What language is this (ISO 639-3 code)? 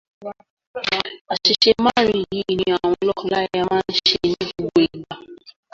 yor